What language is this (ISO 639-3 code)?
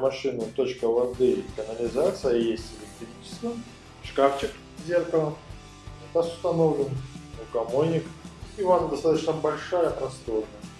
rus